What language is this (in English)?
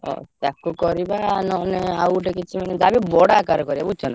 Odia